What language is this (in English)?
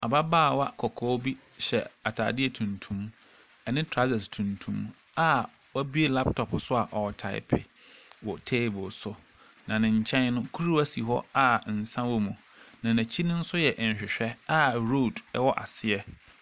Akan